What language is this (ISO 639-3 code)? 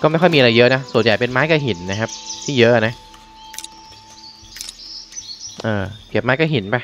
tha